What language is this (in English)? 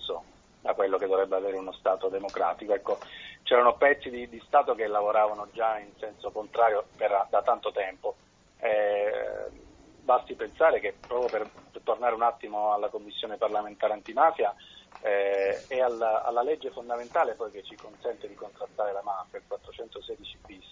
Italian